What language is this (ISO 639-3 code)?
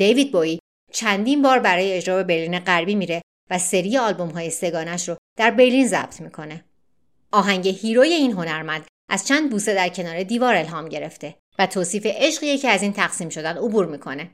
fas